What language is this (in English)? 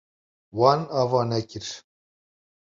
Kurdish